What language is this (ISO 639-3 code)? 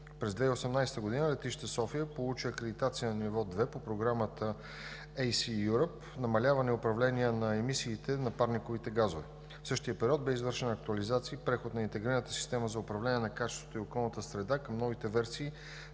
bul